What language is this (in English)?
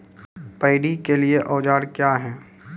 Maithili